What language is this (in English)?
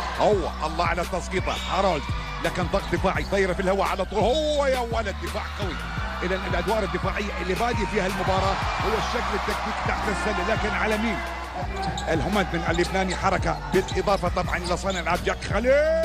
Arabic